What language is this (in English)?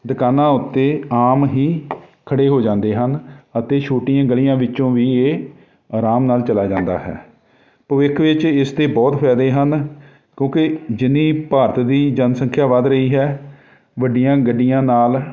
Punjabi